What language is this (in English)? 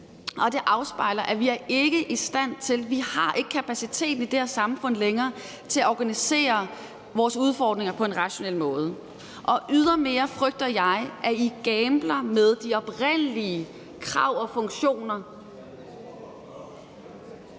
Danish